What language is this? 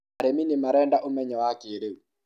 Kikuyu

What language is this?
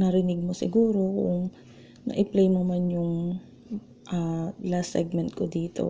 Filipino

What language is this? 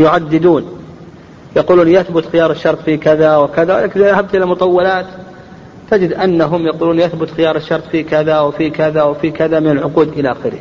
Arabic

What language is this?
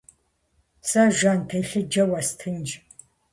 Kabardian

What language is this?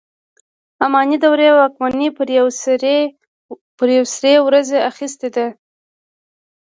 Pashto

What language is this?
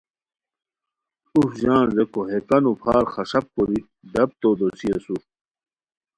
Khowar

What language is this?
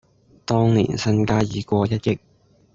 Cantonese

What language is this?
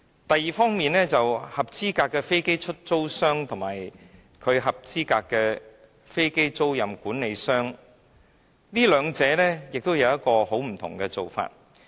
Cantonese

